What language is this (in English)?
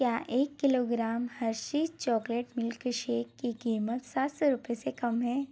Hindi